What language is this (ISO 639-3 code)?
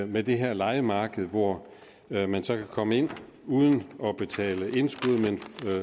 dan